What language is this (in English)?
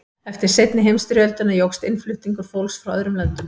Icelandic